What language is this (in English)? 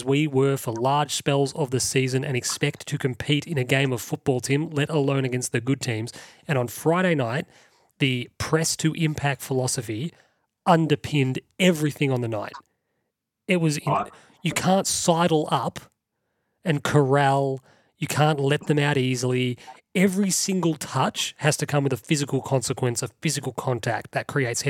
English